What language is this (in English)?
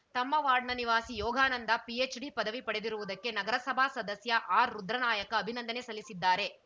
Kannada